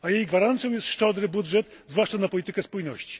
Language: Polish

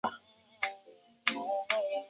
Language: Chinese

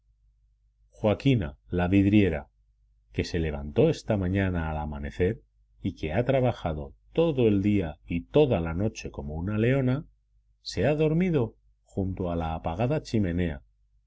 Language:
Spanish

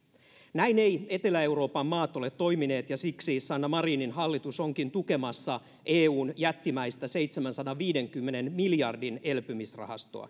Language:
Finnish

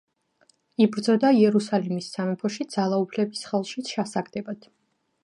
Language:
Georgian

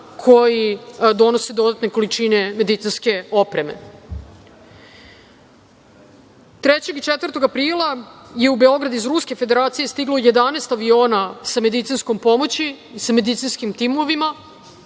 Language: Serbian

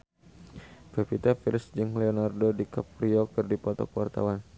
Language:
Sundanese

